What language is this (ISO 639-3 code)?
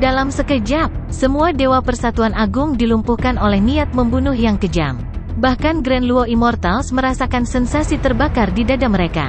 ind